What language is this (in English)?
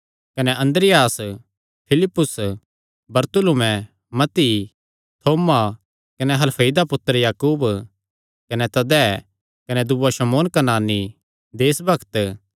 Kangri